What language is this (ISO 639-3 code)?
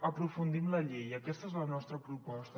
cat